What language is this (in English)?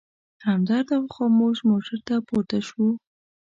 Pashto